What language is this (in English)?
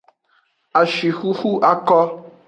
Aja (Benin)